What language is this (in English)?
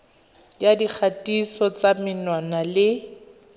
Tswana